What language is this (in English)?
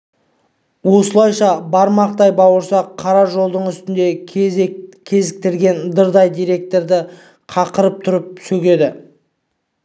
Kazakh